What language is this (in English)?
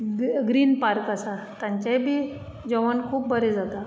Konkani